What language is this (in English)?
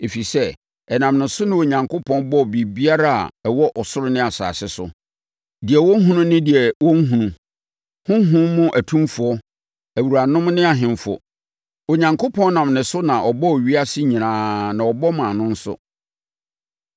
Akan